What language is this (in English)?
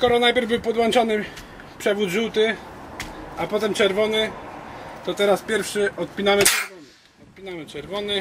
Polish